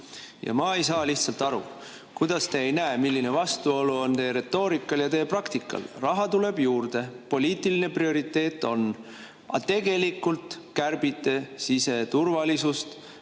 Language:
Estonian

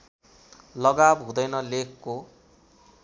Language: Nepali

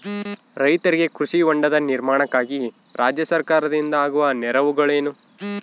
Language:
Kannada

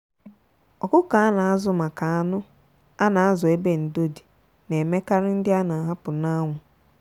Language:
Igbo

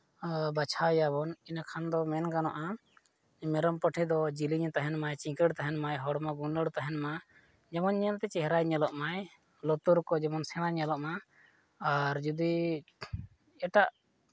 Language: Santali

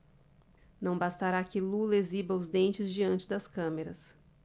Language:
Portuguese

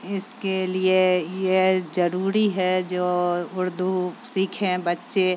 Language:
Urdu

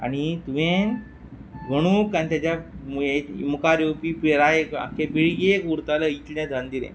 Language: Konkani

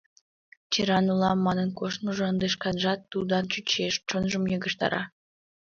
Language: Mari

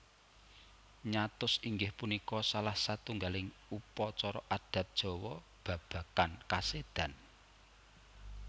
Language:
Javanese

